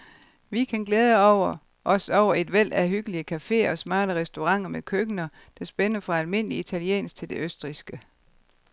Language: Danish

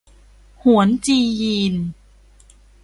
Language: Thai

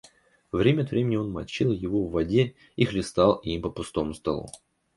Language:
Russian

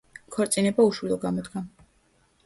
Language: Georgian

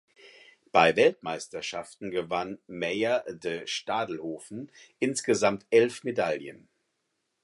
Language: German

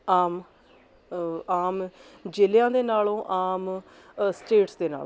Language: Punjabi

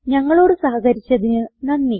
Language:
Malayalam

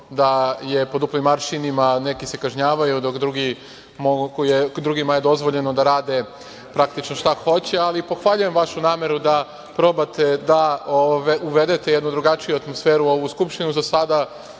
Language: Serbian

